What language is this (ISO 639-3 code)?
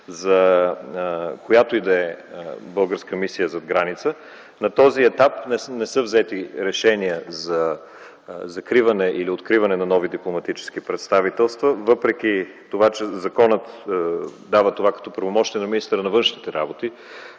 bul